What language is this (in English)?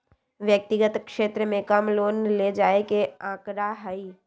Magahi